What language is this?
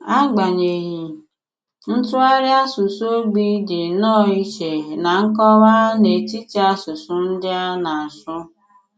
Igbo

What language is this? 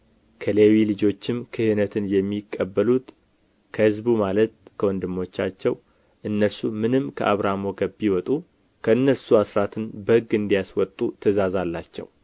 Amharic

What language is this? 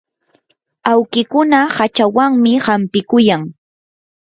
Yanahuanca Pasco Quechua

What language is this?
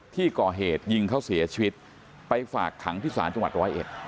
Thai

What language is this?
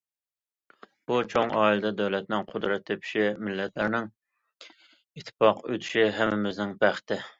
Uyghur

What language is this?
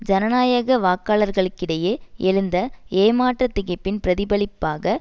Tamil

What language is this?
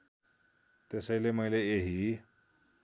Nepali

